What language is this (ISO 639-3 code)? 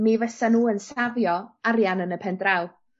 cym